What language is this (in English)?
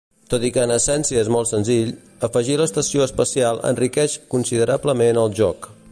Catalan